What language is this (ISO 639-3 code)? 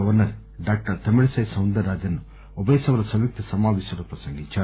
tel